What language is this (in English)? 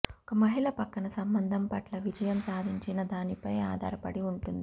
Telugu